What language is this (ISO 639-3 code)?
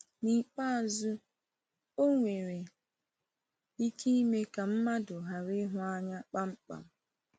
ibo